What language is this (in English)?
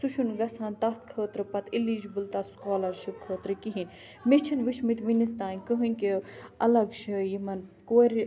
Kashmiri